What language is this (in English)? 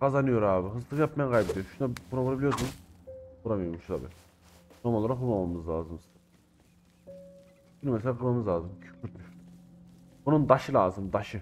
Turkish